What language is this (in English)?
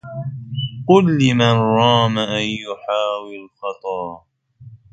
Arabic